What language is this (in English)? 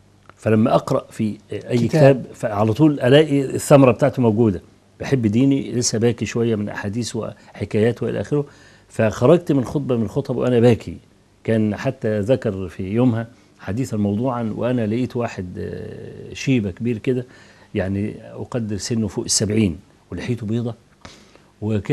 Arabic